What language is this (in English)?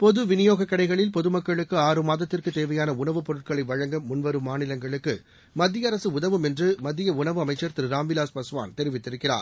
Tamil